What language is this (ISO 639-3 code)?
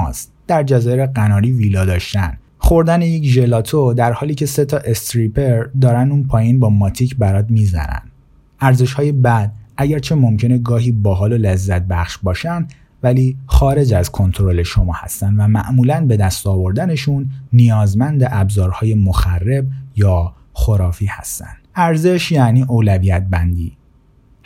fas